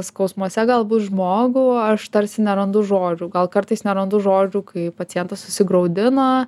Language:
Lithuanian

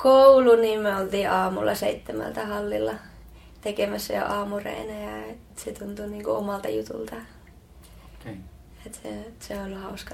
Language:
Finnish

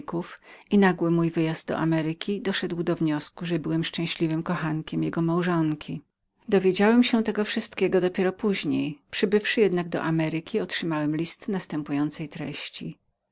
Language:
Polish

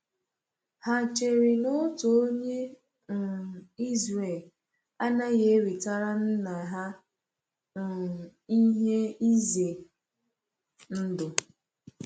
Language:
Igbo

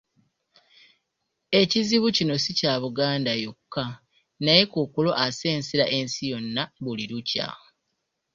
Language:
Ganda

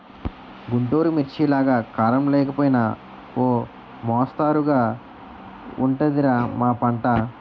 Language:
Telugu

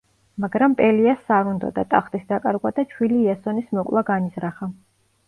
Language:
Georgian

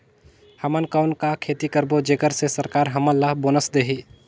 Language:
Chhattisgarhi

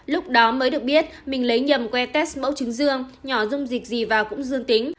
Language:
Vietnamese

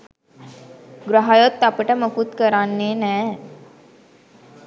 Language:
Sinhala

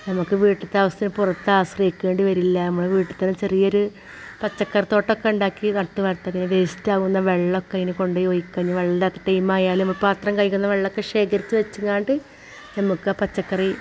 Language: Malayalam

